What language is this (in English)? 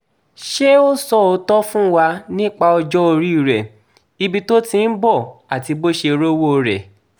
Yoruba